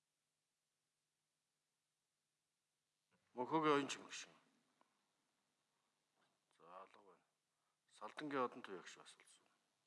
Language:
Turkish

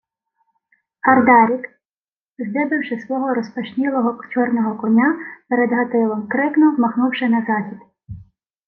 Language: Ukrainian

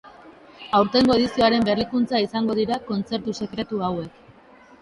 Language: Basque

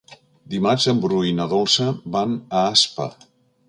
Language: Catalan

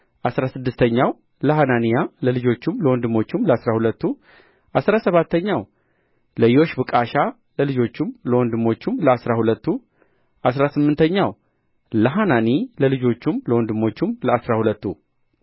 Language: Amharic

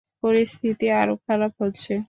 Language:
Bangla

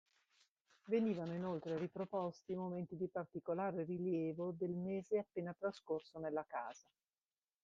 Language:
Italian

